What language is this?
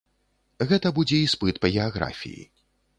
Belarusian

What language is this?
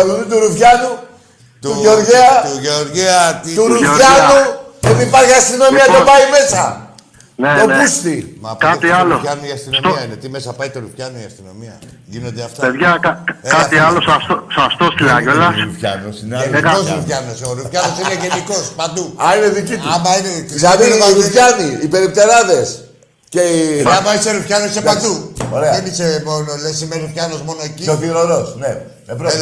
Greek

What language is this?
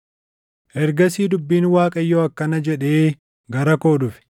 Oromo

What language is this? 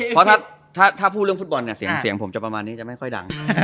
Thai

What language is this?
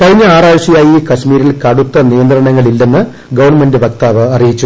Malayalam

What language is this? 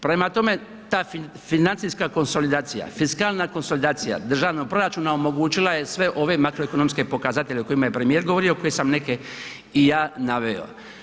Croatian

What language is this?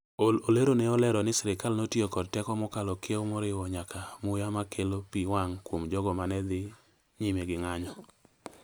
Luo (Kenya and Tanzania)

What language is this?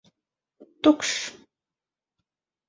Latvian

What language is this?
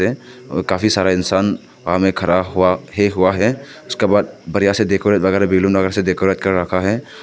Hindi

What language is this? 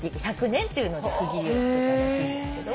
Japanese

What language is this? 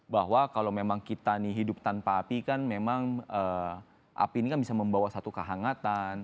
Indonesian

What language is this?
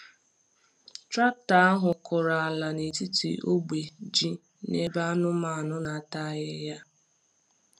Igbo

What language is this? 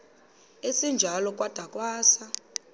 Xhosa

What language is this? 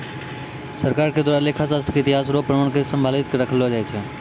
Maithili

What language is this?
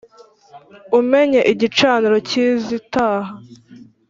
Kinyarwanda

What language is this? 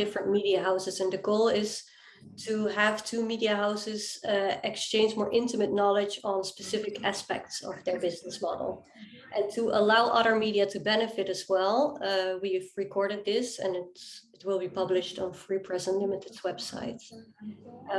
English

